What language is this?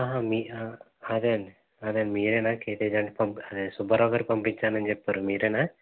Telugu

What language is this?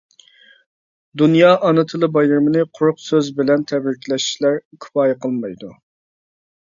Uyghur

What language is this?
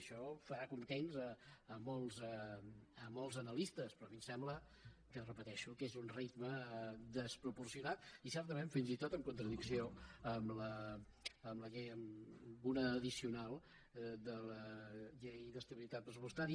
Catalan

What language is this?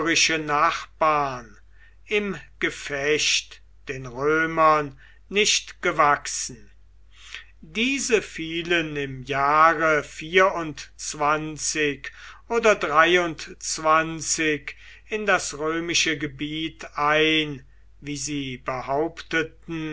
German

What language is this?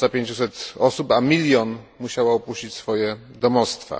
Polish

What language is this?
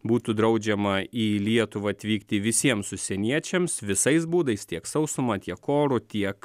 Lithuanian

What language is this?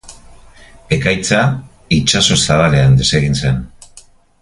Basque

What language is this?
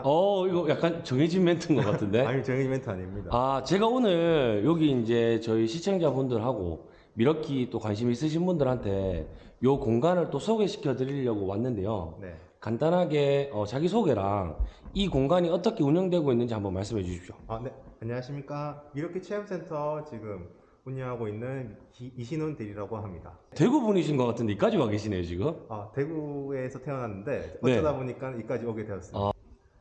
Korean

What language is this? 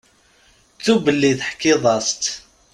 Kabyle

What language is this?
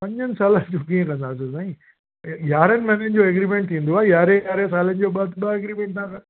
Sindhi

